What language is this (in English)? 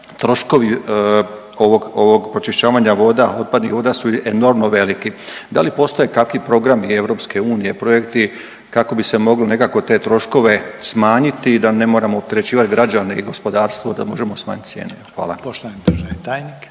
Croatian